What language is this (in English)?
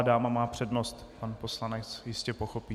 Czech